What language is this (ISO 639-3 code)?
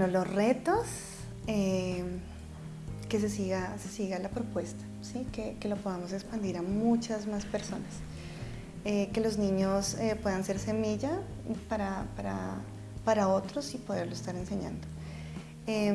spa